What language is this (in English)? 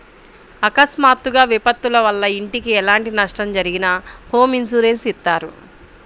Telugu